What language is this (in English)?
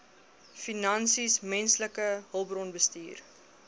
Afrikaans